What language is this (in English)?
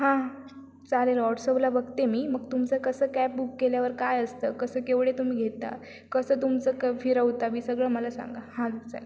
Marathi